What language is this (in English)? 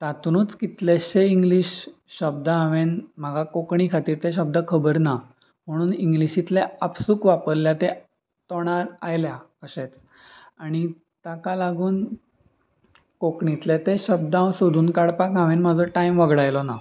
Konkani